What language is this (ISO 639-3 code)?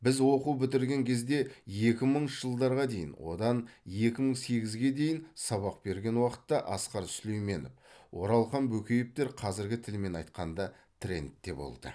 kaz